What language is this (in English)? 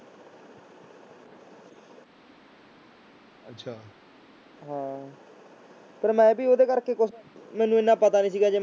Punjabi